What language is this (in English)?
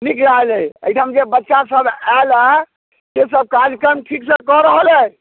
Maithili